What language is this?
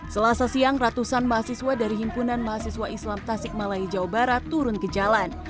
Indonesian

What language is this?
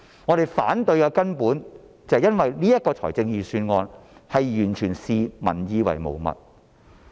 Cantonese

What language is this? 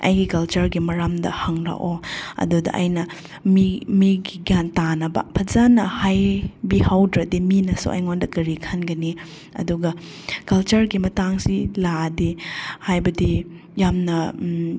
Manipuri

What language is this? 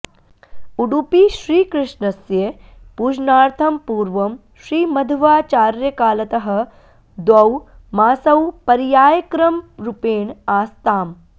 Sanskrit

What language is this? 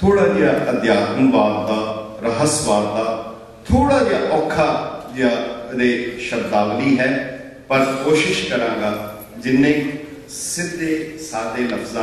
Punjabi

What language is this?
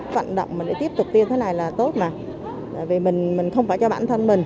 Vietnamese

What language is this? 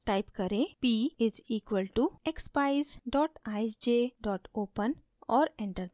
Hindi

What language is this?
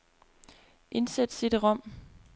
Danish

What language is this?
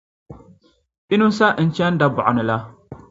Dagbani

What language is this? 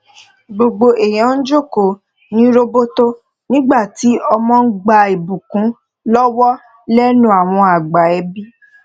Yoruba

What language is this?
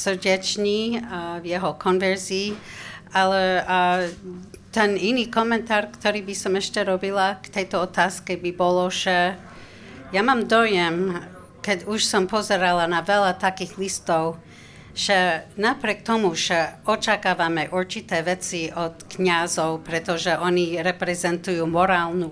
Slovak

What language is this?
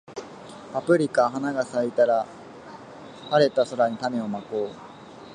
Japanese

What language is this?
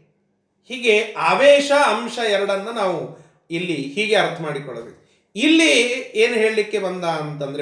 Kannada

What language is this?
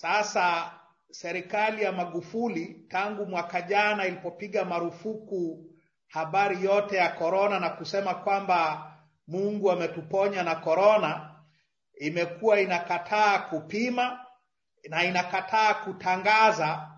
Swahili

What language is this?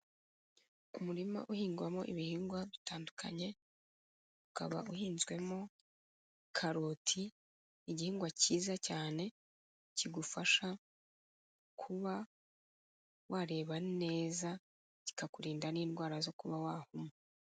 Kinyarwanda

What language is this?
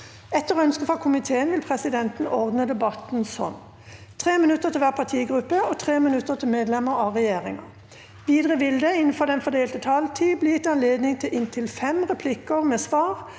Norwegian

